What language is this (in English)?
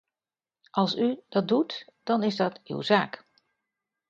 Dutch